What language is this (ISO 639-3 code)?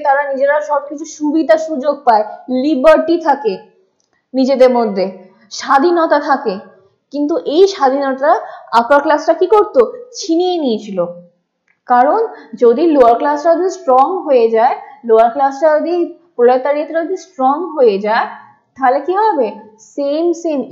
ben